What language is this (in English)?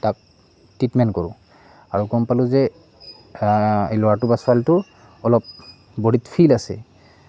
Assamese